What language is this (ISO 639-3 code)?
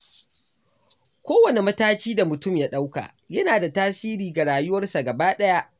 hau